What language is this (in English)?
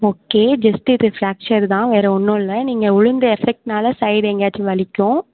Tamil